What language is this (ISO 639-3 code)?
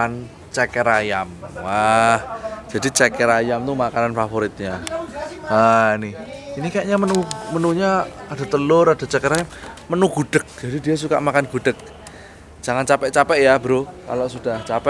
ind